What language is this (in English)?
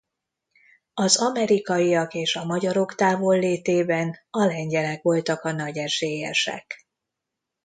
Hungarian